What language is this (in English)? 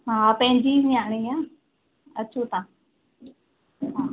Sindhi